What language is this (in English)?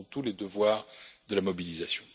French